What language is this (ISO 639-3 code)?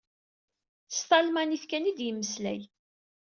kab